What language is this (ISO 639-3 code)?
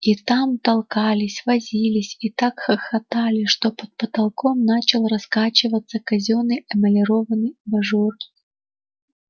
rus